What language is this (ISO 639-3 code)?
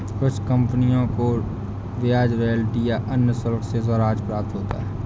hin